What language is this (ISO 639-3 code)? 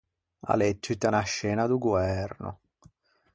lij